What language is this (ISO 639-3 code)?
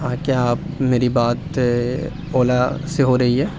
urd